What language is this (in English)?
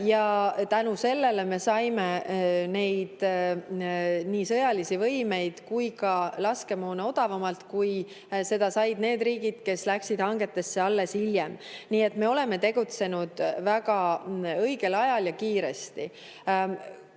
Estonian